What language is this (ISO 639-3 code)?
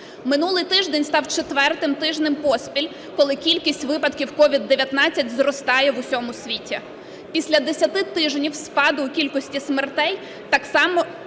ukr